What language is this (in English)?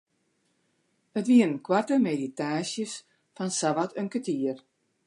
Western Frisian